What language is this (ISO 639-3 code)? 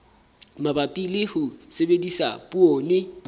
sot